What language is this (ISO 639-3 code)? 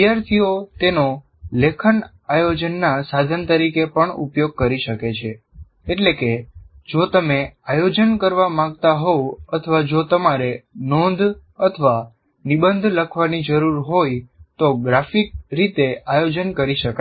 guj